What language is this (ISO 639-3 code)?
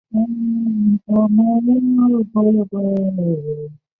zho